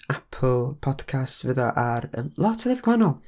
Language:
Welsh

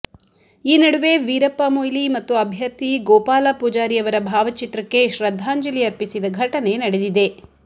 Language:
Kannada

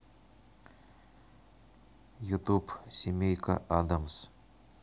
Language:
Russian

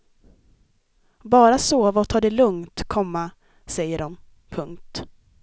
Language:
Swedish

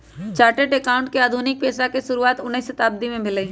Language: Magahi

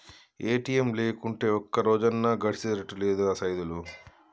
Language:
Telugu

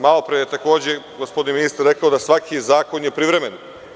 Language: Serbian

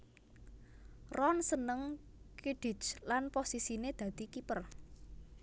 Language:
Javanese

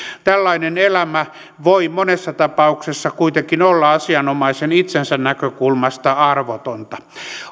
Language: Finnish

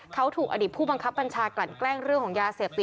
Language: Thai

